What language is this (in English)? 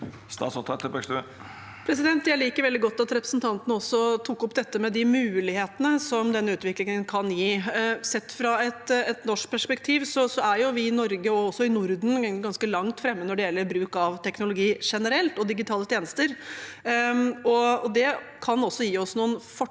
Norwegian